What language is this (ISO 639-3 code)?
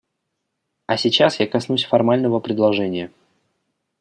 rus